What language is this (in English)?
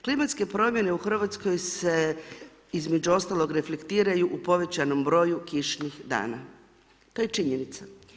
Croatian